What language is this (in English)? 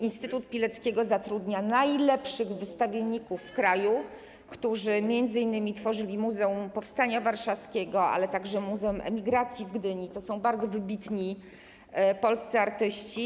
Polish